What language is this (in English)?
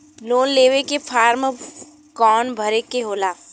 Bhojpuri